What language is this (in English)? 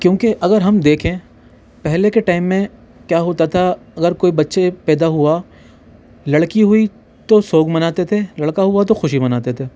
Urdu